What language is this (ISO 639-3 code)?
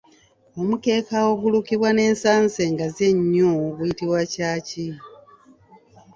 lug